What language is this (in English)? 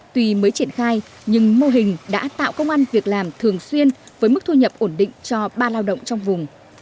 Vietnamese